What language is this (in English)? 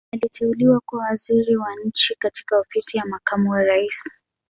Swahili